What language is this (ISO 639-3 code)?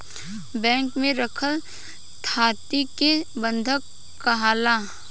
bho